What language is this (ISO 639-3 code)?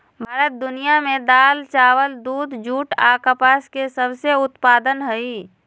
mag